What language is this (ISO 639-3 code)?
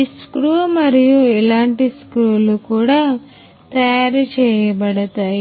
tel